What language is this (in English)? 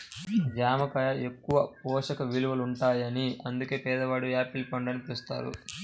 Telugu